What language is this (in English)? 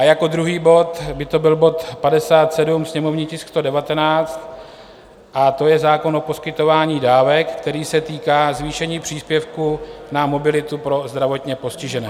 Czech